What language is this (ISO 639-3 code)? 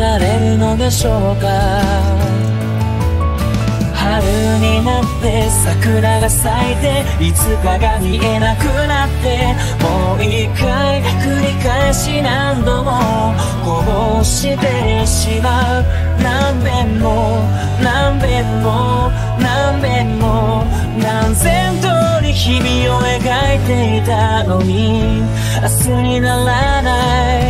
jpn